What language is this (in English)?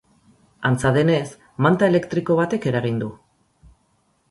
Basque